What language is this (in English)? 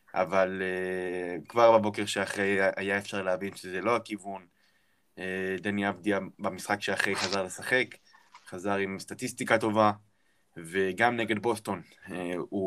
Hebrew